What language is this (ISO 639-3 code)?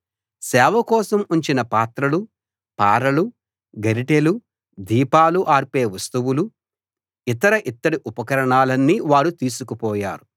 tel